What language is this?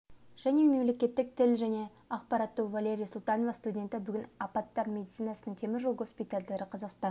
Kazakh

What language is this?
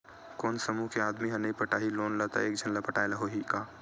Chhattisgarhi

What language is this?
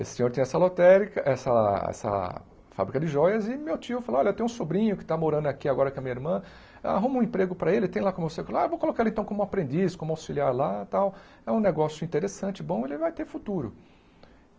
Portuguese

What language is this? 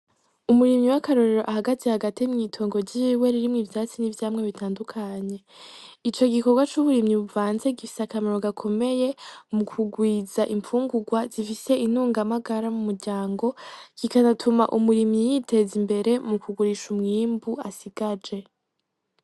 Rundi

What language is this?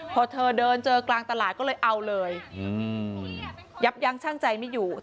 Thai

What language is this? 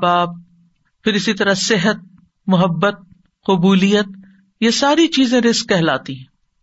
Urdu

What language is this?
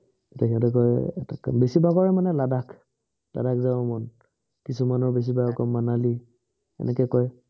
Assamese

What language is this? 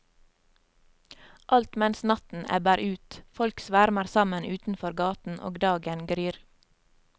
Norwegian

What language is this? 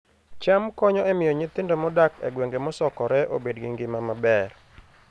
Luo (Kenya and Tanzania)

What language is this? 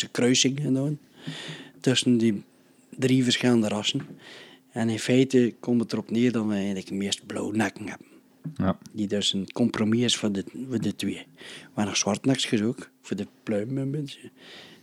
Dutch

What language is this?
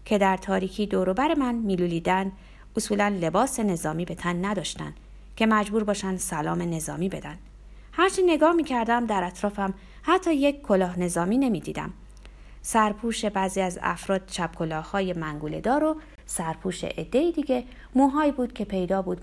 Persian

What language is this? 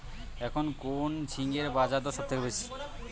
Bangla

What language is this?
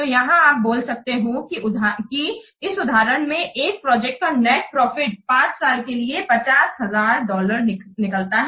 Hindi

